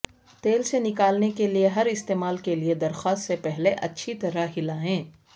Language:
Urdu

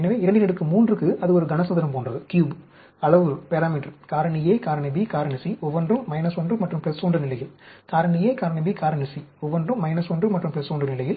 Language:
Tamil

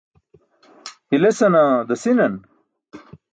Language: Burushaski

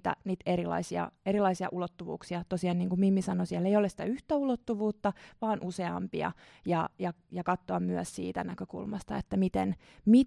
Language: Finnish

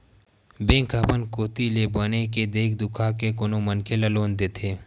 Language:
Chhattisgarhi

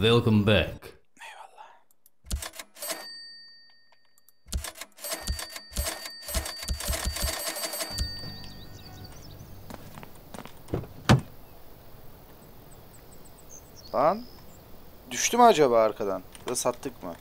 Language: Turkish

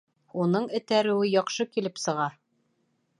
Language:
Bashkir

